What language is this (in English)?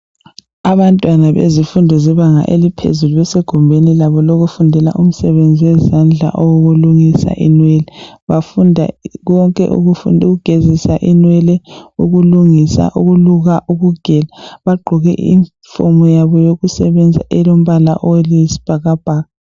North Ndebele